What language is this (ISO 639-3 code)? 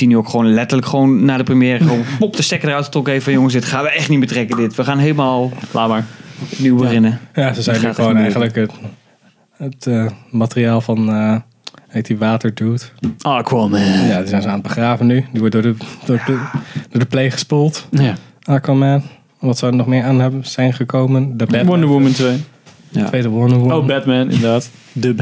nld